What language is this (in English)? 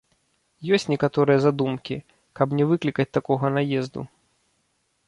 Belarusian